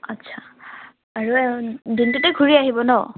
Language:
Assamese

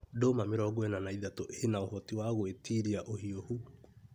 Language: Kikuyu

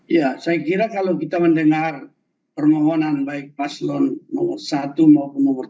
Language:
Indonesian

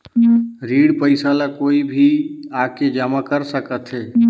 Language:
Chhattisgarhi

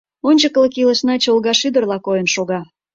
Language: Mari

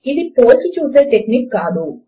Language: Telugu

